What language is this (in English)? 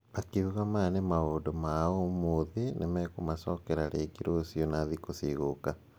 Kikuyu